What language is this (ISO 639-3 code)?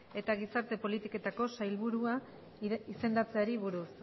eus